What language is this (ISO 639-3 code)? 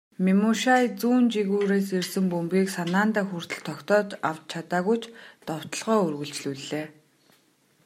mon